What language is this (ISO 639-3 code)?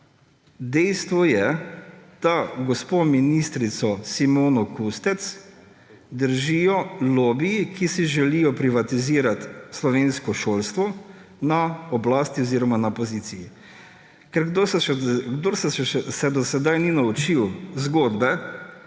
slv